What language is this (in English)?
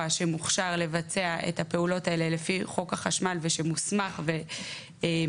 Hebrew